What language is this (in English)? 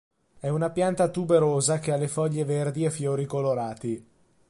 Italian